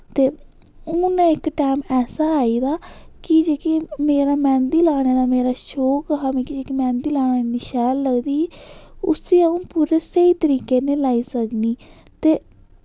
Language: Dogri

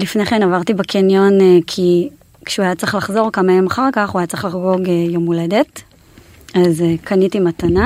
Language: Hebrew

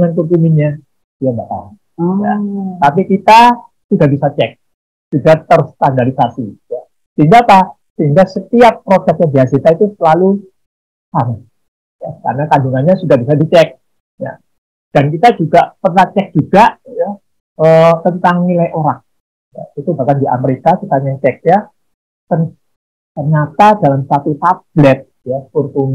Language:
Indonesian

